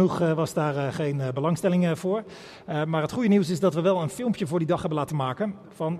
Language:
Dutch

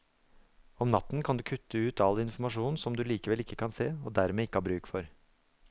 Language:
Norwegian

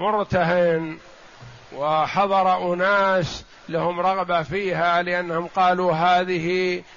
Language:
Arabic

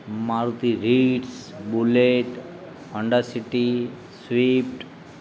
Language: Gujarati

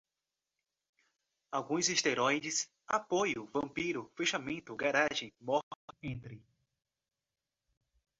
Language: Portuguese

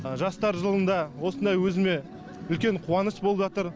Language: Kazakh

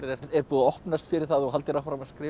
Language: Icelandic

